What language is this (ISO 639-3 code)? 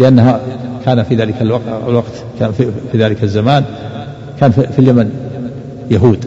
ara